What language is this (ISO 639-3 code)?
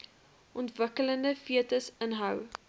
afr